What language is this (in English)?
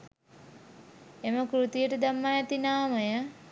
Sinhala